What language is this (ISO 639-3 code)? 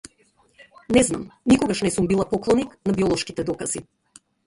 mkd